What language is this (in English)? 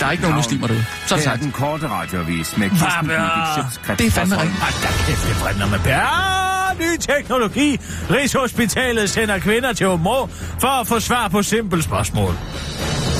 Danish